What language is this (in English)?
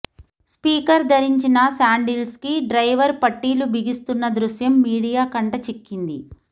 Telugu